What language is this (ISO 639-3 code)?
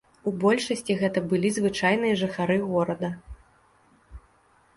bel